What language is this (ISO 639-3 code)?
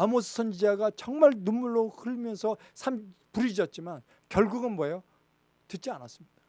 kor